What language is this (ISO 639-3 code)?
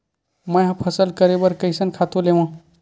hne